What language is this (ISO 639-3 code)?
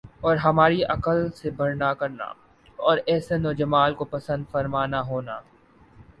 urd